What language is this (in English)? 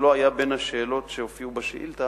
Hebrew